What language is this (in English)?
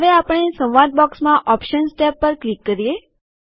Gujarati